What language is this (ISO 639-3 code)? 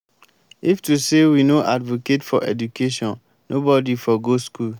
pcm